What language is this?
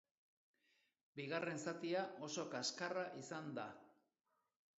Basque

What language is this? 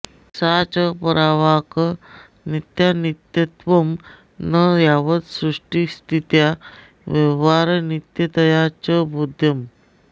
Sanskrit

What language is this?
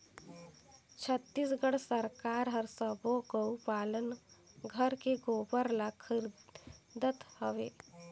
Chhattisgarhi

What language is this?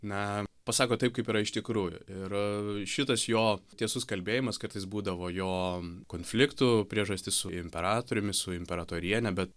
Lithuanian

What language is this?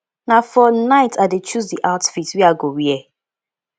Nigerian Pidgin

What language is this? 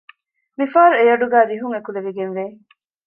Divehi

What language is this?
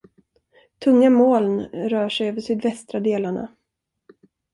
Swedish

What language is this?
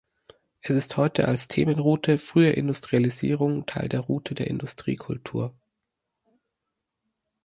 German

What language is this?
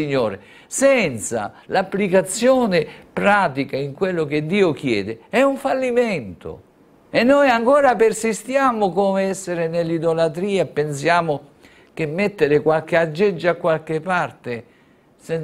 Italian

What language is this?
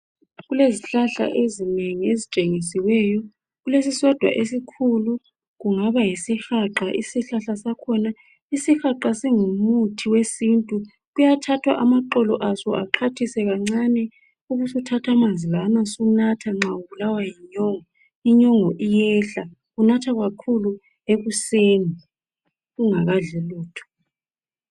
North Ndebele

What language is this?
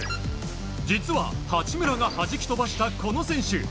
Japanese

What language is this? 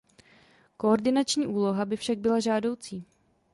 Czech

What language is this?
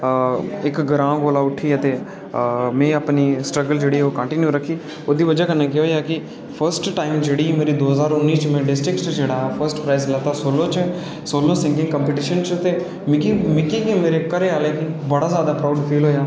Dogri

